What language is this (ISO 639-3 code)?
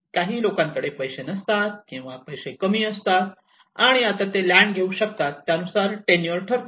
mar